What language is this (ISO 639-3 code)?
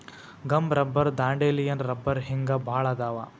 kan